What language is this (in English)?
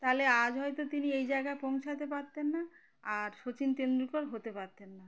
Bangla